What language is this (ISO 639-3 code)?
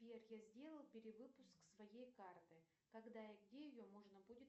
rus